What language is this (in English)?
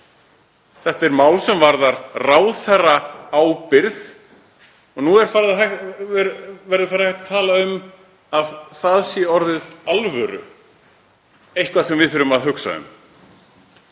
Icelandic